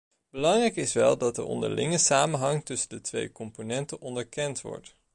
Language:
Dutch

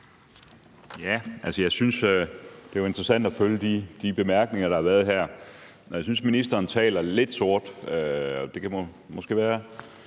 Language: Danish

